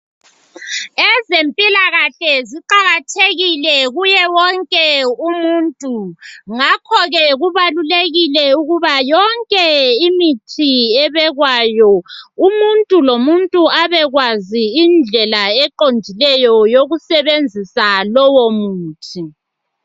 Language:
North Ndebele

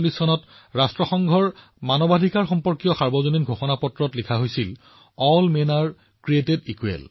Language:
Assamese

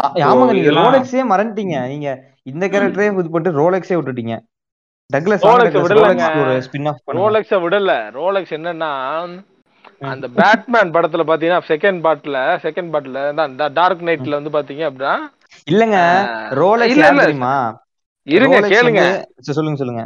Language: Tamil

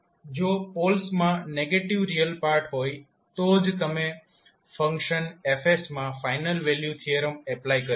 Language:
Gujarati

